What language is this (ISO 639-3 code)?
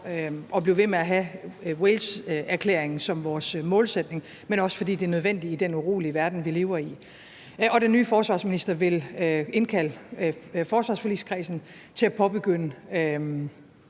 dan